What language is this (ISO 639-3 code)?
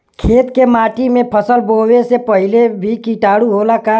bho